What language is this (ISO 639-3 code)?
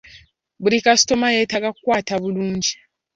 lug